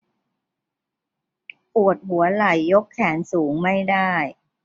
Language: Thai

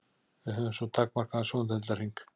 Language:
Icelandic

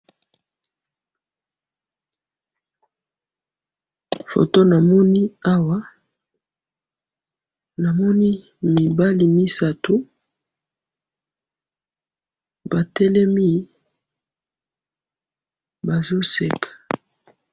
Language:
Lingala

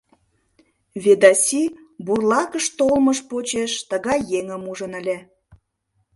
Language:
Mari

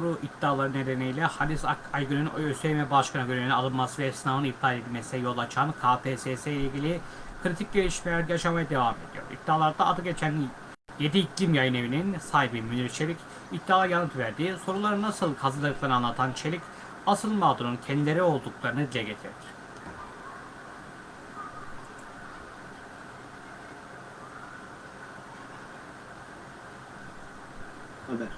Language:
Turkish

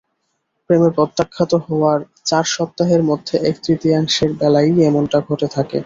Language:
Bangla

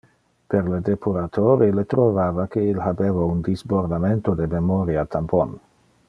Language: Interlingua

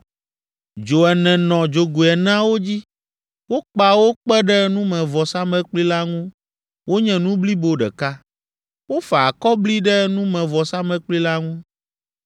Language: Ewe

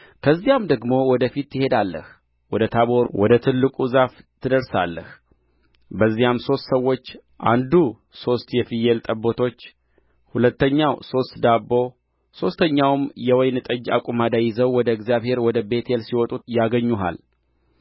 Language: Amharic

